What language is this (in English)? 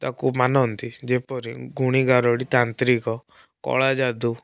Odia